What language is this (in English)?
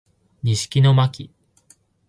Japanese